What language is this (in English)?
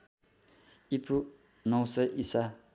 Nepali